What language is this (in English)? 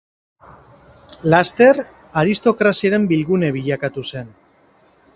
Basque